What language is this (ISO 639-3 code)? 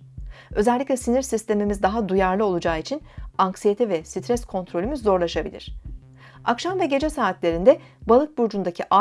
tur